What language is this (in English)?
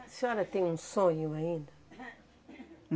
Portuguese